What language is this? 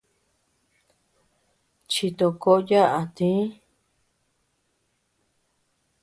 Tepeuxila Cuicatec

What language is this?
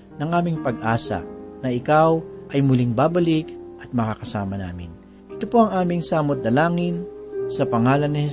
Filipino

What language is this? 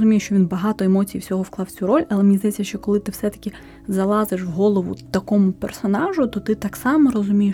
Ukrainian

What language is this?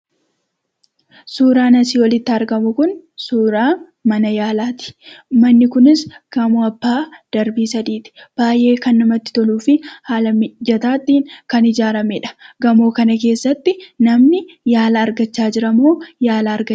Oromo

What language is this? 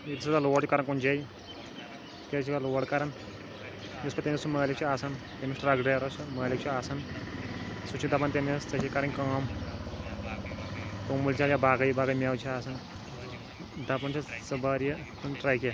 Kashmiri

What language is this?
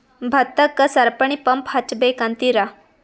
Kannada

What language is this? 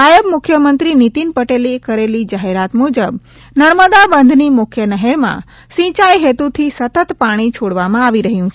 Gujarati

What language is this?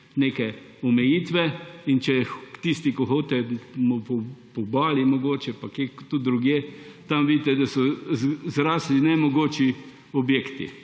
Slovenian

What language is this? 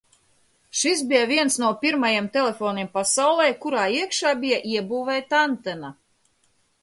Latvian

